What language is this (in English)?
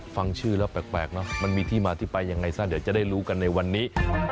Thai